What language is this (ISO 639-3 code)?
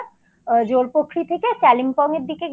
ben